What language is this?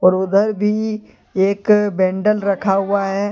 Hindi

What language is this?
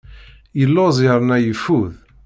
Kabyle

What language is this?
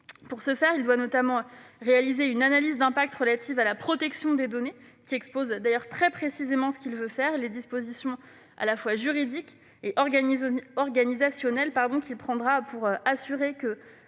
French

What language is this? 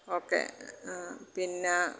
Malayalam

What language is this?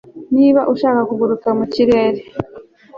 Kinyarwanda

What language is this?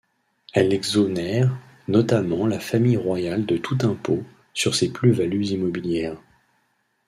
French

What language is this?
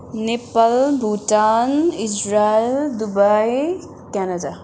Nepali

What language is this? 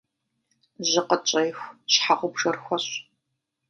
Kabardian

